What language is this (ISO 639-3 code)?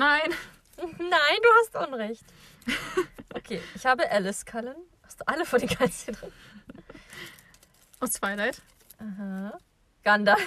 deu